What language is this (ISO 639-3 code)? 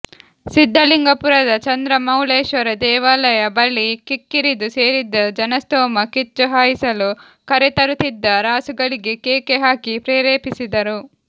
kan